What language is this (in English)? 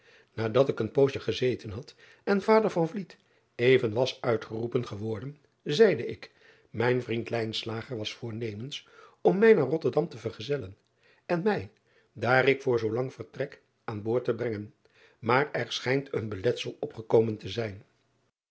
Dutch